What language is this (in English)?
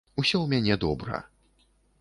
Belarusian